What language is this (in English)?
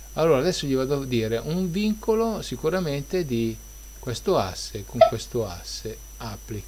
Italian